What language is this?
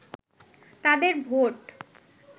Bangla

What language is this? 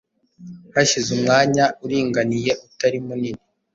Kinyarwanda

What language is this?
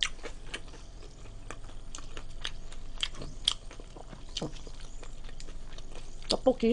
Korean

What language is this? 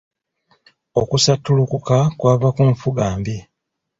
Ganda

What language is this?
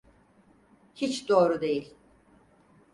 Turkish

